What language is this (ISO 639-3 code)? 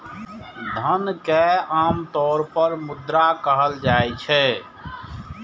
mai